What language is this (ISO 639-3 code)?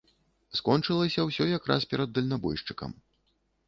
bel